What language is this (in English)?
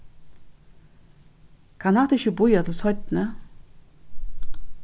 Faroese